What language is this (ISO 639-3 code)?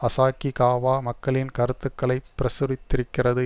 tam